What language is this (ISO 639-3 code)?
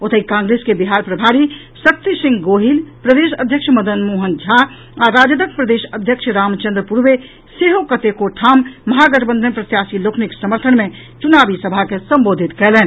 mai